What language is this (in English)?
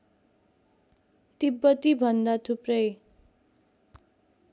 Nepali